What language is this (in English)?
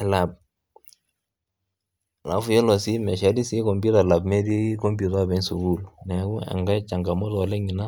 Masai